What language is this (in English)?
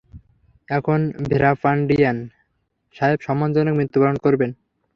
Bangla